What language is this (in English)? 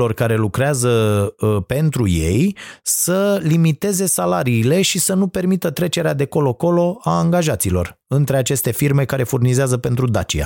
Romanian